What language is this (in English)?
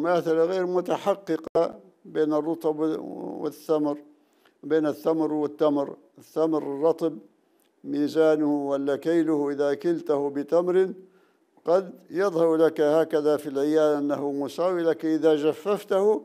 Arabic